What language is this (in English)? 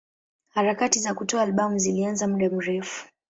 Swahili